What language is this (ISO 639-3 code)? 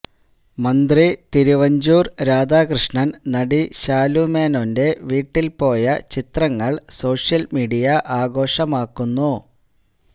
mal